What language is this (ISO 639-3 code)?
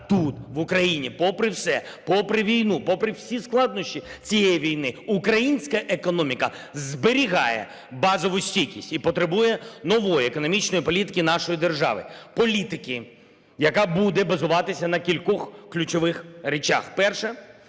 ukr